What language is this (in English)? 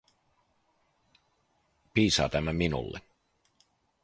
Finnish